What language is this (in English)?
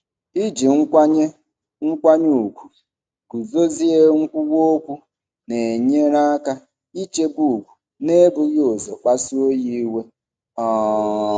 Igbo